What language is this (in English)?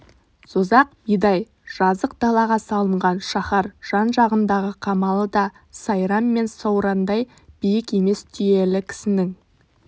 Kazakh